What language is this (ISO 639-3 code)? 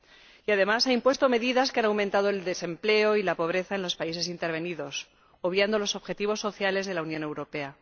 spa